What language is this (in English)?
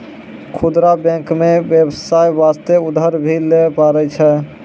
Maithili